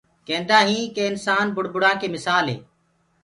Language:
Gurgula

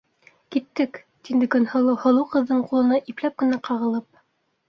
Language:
Bashkir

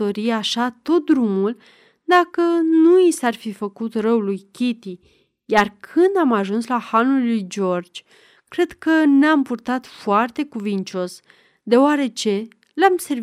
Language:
Romanian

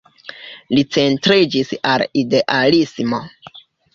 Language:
Esperanto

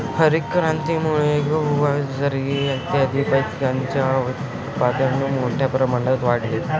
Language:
Marathi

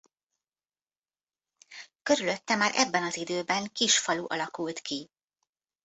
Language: Hungarian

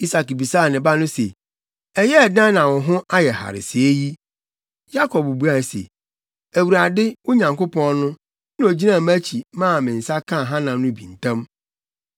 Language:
Akan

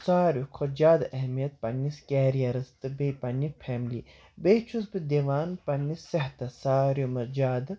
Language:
Kashmiri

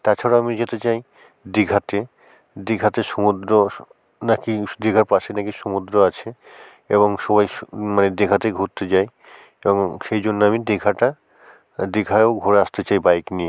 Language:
Bangla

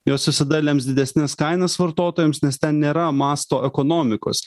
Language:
Lithuanian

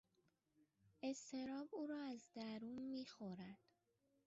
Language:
Persian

